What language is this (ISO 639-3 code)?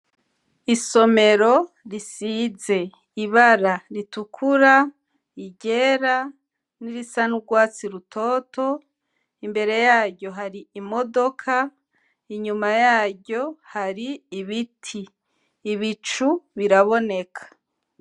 run